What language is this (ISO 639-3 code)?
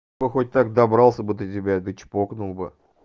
rus